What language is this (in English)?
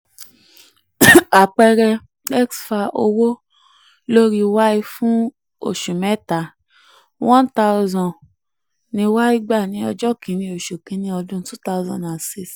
Yoruba